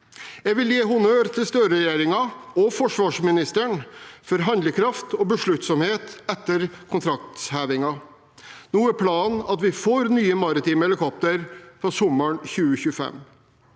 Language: Norwegian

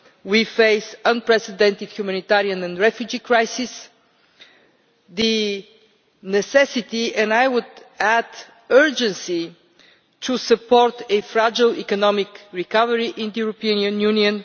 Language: English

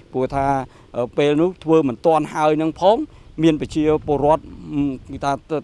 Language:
Vietnamese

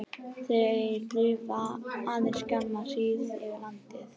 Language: Icelandic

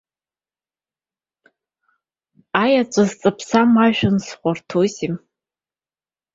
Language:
Abkhazian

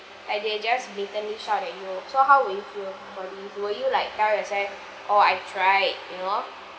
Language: English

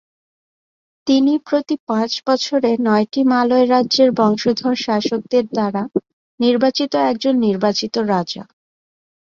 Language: Bangla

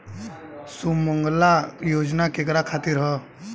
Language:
Bhojpuri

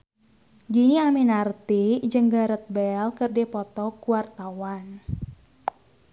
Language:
Sundanese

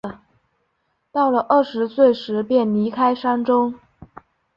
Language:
Chinese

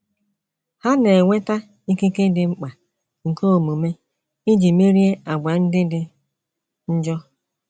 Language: Igbo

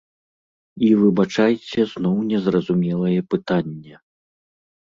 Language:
Belarusian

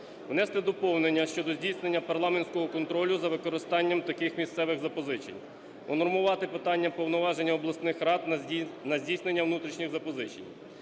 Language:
Ukrainian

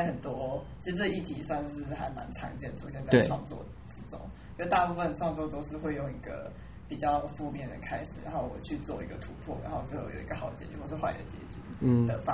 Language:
Chinese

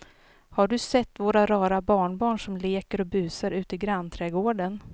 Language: Swedish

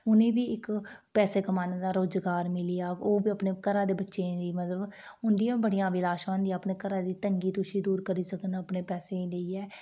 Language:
Dogri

